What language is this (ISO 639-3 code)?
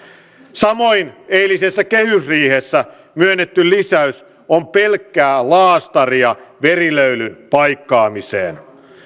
fin